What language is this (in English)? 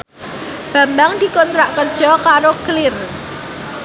Javanese